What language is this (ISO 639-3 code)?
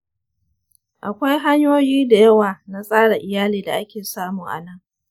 hau